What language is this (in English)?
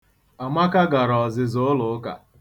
Igbo